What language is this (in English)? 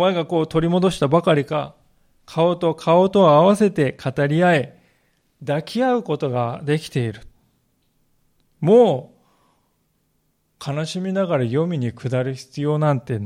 Japanese